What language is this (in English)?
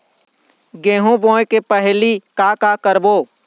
Chhattisgarhi